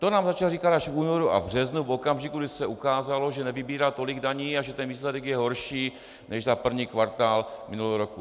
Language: Czech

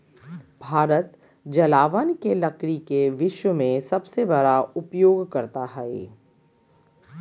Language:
Magahi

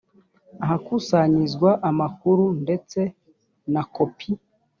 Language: Kinyarwanda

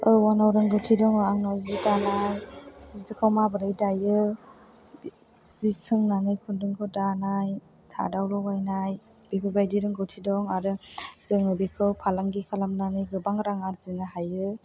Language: Bodo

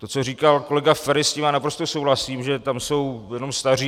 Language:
Czech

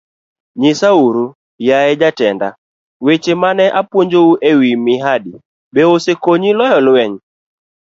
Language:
Luo (Kenya and Tanzania)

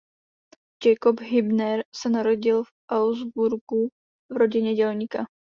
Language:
Czech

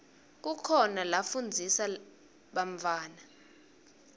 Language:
Swati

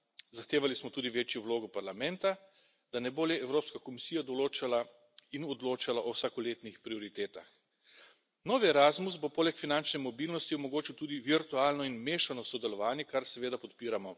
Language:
Slovenian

